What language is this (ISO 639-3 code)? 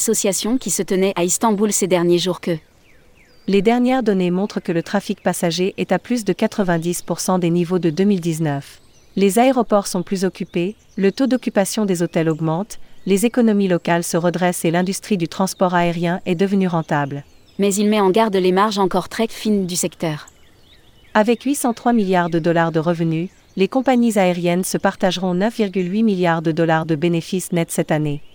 fra